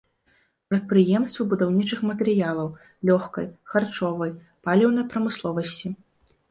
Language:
Belarusian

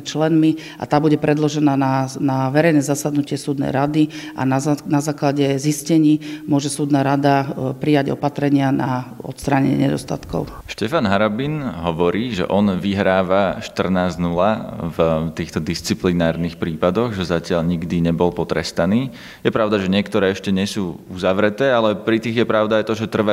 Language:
Slovak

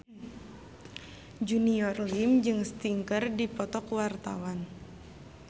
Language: Sundanese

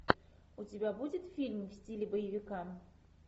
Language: Russian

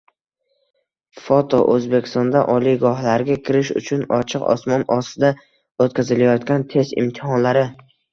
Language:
Uzbek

